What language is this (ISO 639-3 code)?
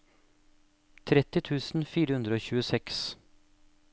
nor